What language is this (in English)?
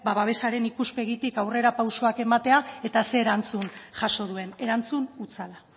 Basque